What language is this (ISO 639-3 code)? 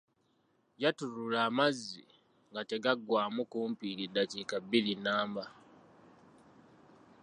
lug